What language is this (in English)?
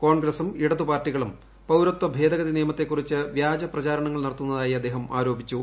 Malayalam